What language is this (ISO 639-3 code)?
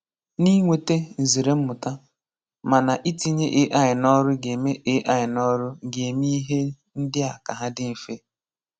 ibo